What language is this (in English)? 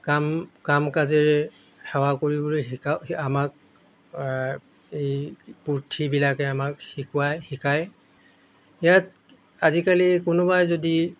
Assamese